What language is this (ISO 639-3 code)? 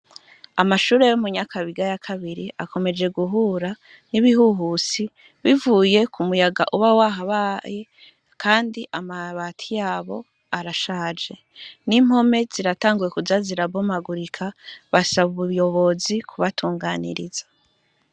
run